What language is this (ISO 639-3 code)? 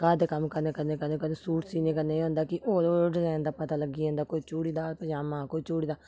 doi